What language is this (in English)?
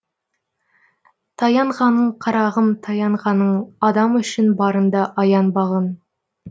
Kazakh